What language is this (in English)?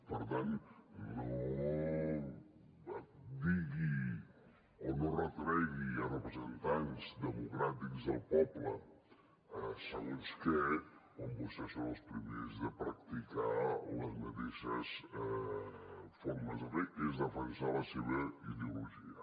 Catalan